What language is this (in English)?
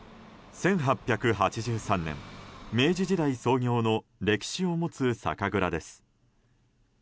Japanese